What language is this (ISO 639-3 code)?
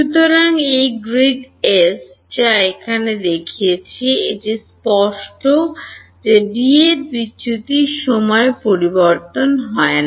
ben